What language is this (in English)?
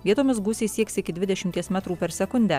Lithuanian